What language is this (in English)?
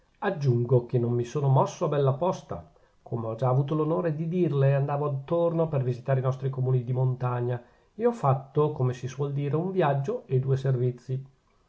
Italian